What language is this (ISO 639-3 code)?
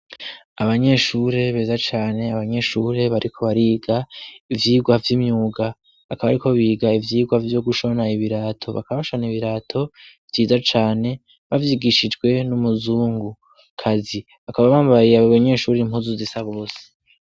run